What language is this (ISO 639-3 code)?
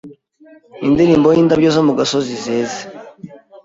kin